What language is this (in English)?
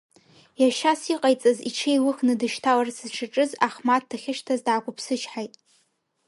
Abkhazian